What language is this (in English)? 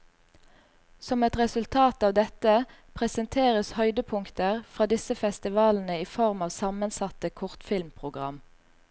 Norwegian